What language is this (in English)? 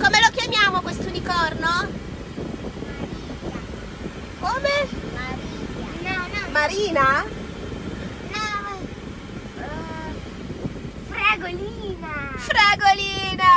Italian